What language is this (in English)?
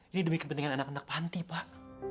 Indonesian